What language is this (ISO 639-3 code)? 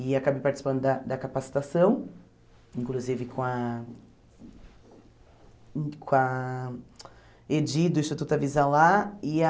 por